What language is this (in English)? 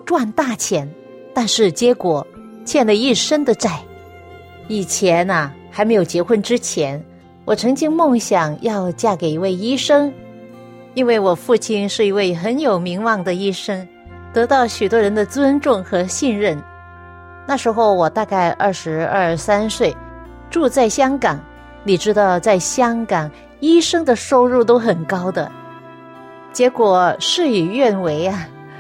Chinese